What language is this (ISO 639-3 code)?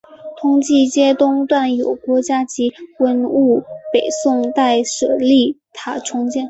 zho